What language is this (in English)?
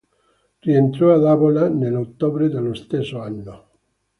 Italian